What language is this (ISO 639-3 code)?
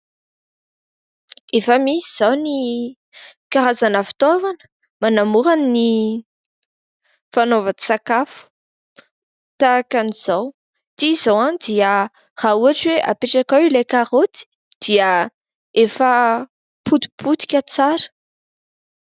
mlg